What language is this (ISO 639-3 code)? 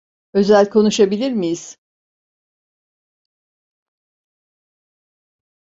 tur